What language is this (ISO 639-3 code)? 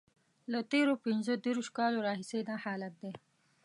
pus